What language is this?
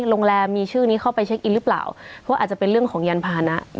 Thai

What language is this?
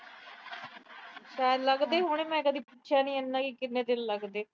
Punjabi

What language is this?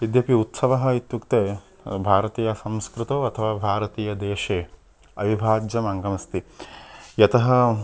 Sanskrit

